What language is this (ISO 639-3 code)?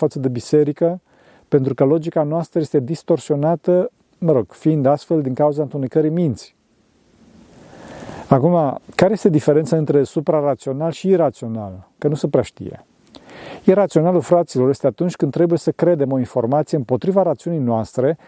ron